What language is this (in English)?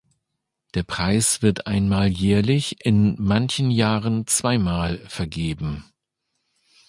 German